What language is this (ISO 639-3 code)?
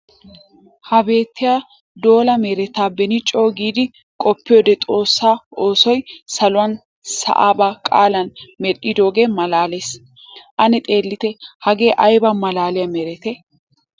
wal